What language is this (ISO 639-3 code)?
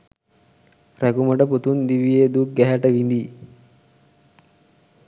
sin